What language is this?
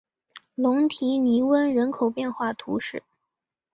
Chinese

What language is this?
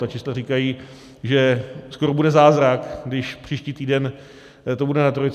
Czech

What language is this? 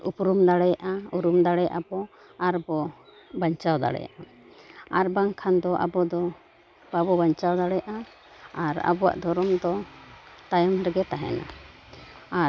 Santali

